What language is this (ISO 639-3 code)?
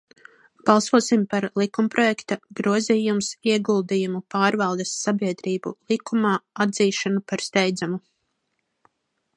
lav